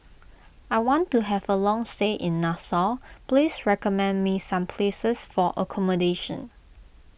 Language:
English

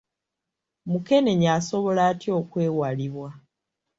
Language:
Ganda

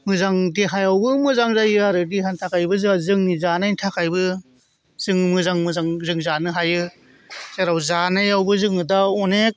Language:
Bodo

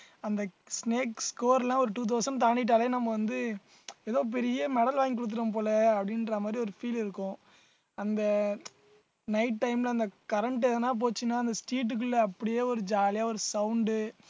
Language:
Tamil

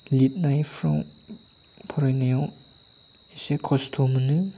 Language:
Bodo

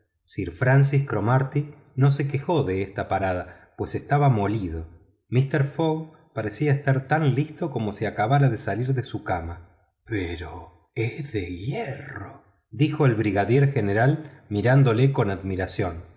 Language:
Spanish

